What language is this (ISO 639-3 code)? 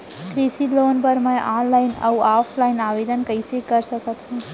hne